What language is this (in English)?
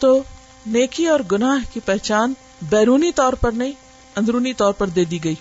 Urdu